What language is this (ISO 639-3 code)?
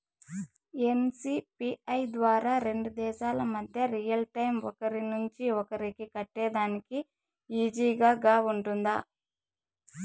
tel